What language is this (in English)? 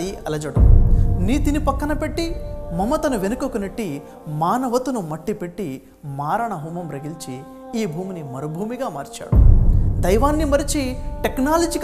Arabic